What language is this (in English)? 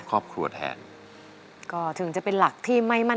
Thai